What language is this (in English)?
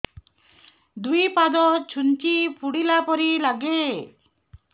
Odia